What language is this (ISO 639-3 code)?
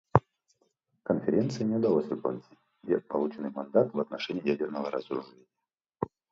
rus